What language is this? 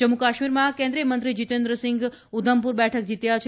Gujarati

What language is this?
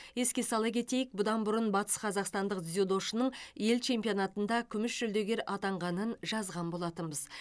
Kazakh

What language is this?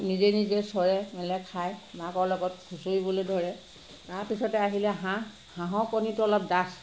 Assamese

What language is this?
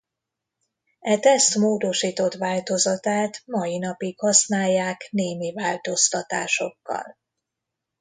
Hungarian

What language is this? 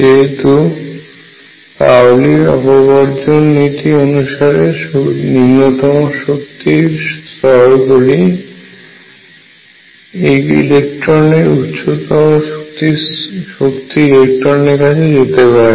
Bangla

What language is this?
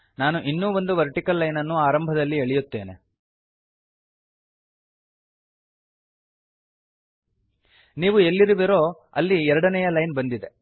Kannada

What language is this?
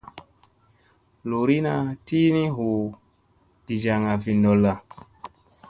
Musey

